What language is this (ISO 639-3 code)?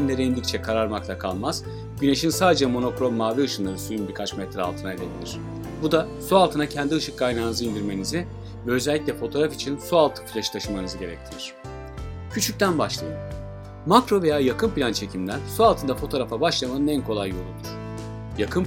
tur